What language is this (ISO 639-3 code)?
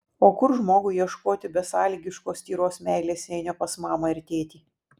lit